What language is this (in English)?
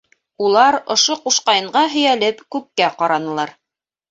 Bashkir